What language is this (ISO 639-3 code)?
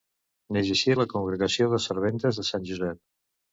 cat